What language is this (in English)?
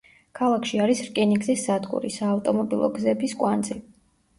Georgian